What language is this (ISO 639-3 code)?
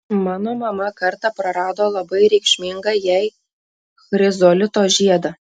lit